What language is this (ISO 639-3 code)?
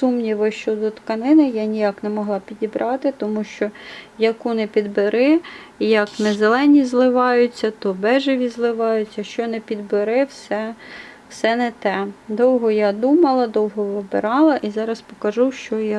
ukr